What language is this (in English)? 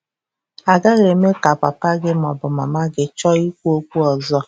Igbo